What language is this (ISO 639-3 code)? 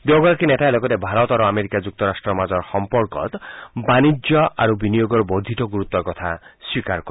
asm